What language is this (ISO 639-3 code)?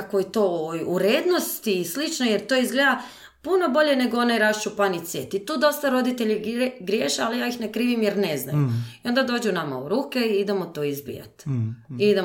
hrv